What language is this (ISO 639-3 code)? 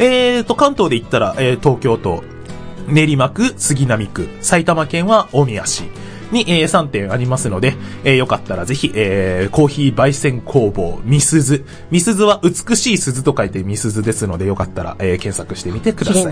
jpn